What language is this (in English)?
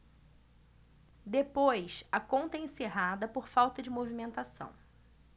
Portuguese